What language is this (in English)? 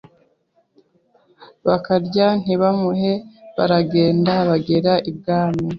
Kinyarwanda